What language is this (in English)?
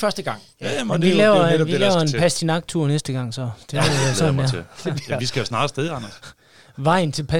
Danish